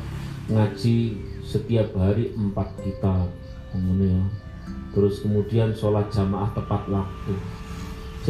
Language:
Indonesian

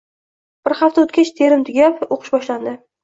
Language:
Uzbek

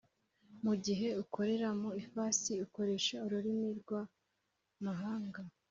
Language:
Kinyarwanda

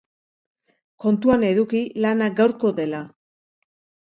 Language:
Basque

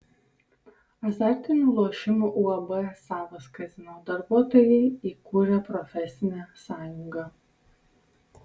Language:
Lithuanian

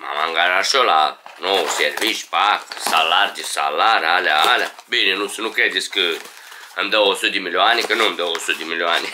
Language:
Romanian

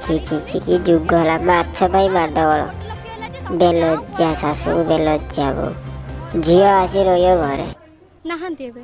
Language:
Odia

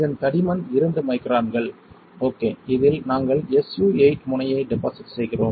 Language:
Tamil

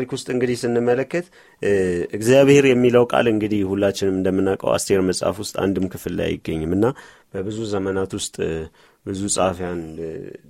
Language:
Amharic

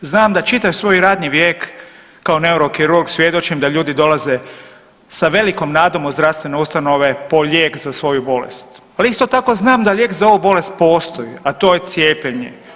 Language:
Croatian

